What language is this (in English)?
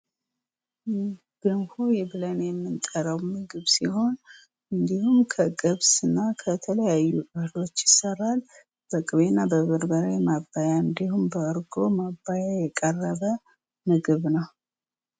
Amharic